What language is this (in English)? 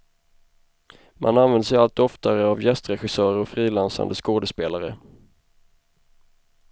Swedish